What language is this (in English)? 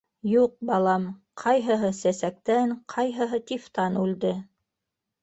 Bashkir